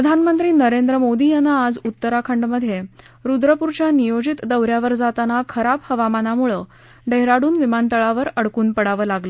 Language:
Marathi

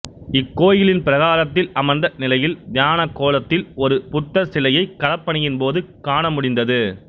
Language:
Tamil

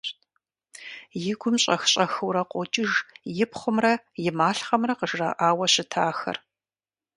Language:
Kabardian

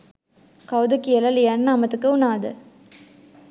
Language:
Sinhala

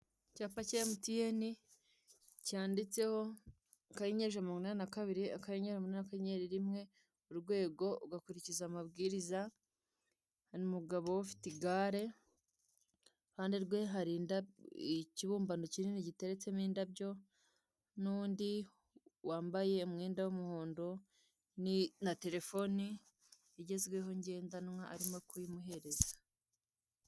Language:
Kinyarwanda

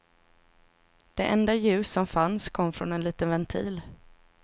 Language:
Swedish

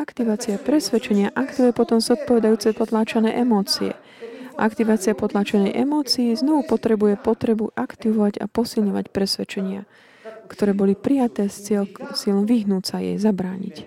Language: Slovak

